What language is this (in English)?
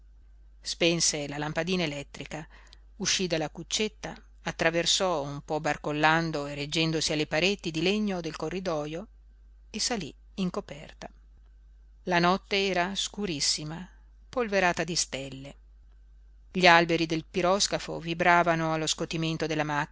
Italian